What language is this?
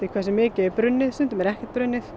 Icelandic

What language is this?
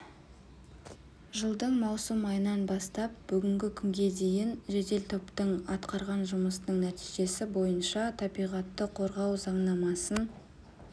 Kazakh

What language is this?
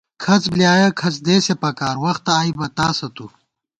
Gawar-Bati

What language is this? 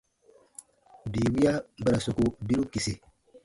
Baatonum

